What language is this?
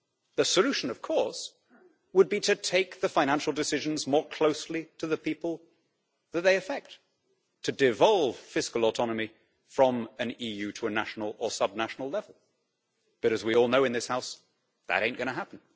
English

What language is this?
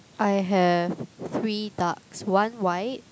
English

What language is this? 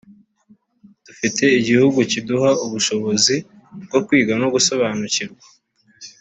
Kinyarwanda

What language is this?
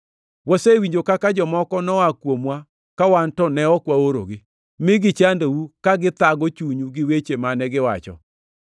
Luo (Kenya and Tanzania)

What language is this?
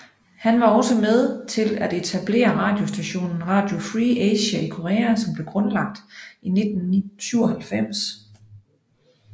Danish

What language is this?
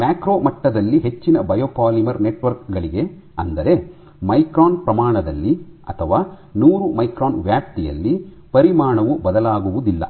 Kannada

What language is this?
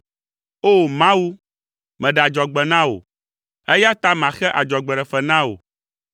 Ewe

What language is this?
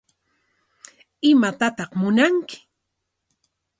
Corongo Ancash Quechua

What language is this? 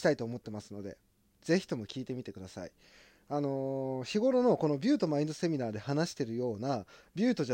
Japanese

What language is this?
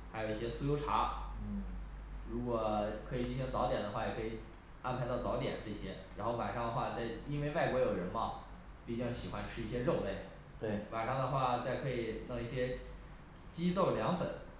Chinese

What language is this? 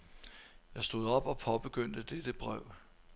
Danish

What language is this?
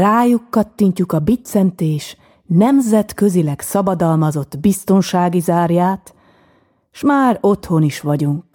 Hungarian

